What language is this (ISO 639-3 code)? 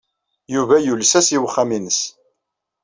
kab